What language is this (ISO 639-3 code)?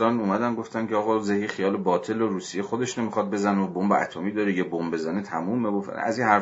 fas